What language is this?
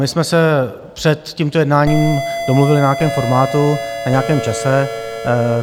Czech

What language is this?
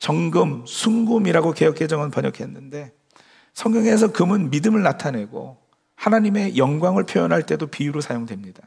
Korean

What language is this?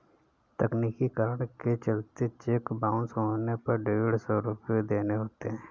Hindi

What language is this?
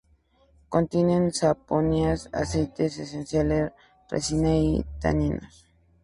Spanish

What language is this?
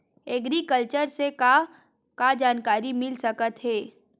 Chhattisgarhi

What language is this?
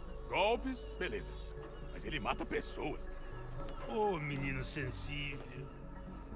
Portuguese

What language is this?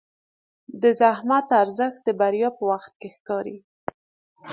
Pashto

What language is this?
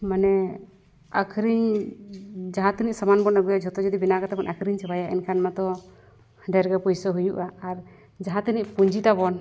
Santali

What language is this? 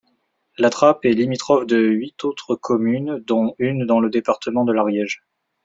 French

